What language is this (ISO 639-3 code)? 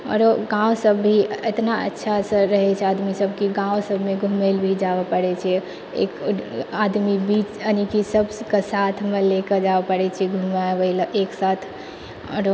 mai